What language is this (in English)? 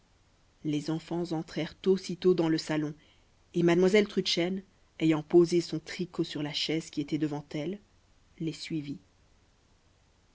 French